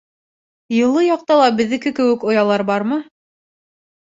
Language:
Bashkir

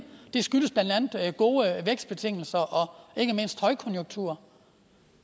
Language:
Danish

